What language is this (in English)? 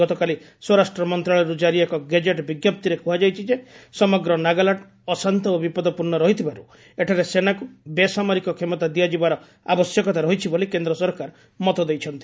Odia